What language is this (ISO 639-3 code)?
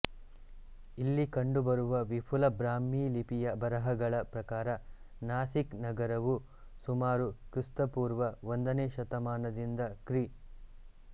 kan